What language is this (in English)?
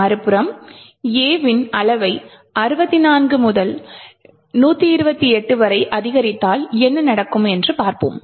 Tamil